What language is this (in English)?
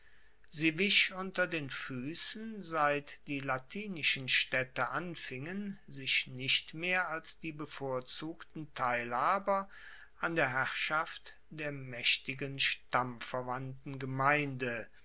German